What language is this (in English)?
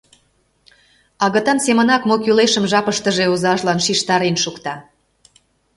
Mari